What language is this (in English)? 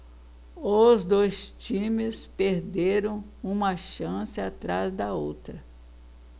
Portuguese